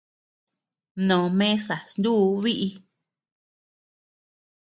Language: Tepeuxila Cuicatec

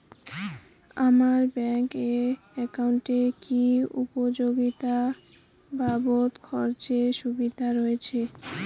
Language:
Bangla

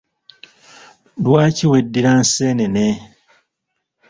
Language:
Ganda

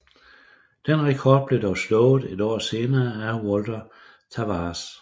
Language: Danish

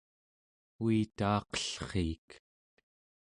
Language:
Central Yupik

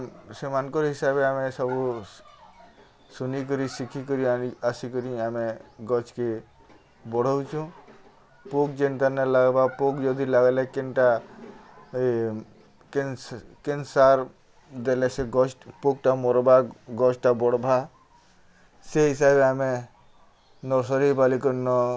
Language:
Odia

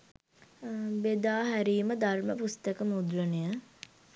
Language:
Sinhala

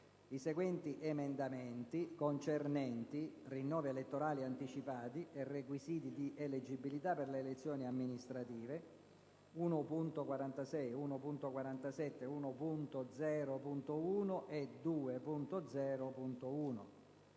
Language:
Italian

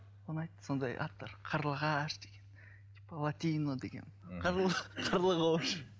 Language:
Kazakh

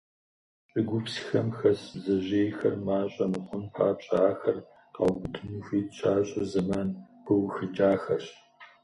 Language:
Kabardian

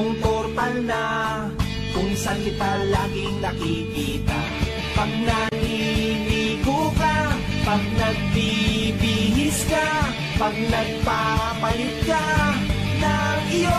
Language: Filipino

